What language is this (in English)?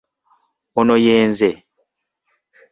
Ganda